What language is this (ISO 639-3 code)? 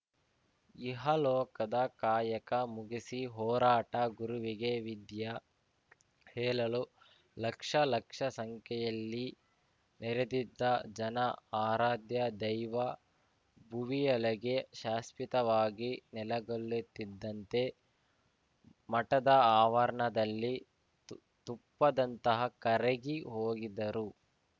kan